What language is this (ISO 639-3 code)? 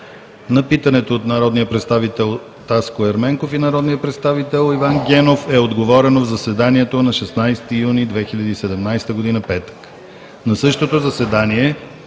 bul